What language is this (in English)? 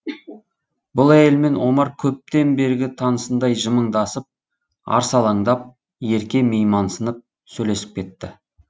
Kazakh